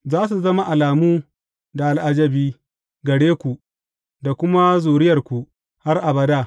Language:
Hausa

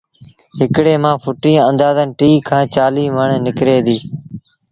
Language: Sindhi Bhil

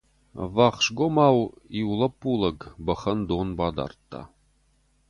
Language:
Ossetic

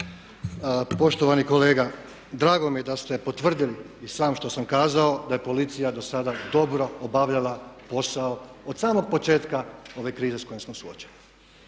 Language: Croatian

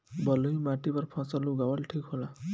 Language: Bhojpuri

